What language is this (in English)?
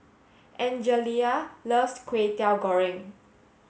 English